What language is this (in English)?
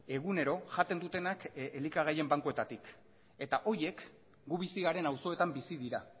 Basque